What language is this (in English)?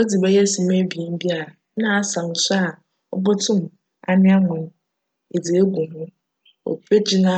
Akan